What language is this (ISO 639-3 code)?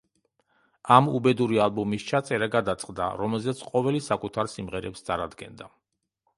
kat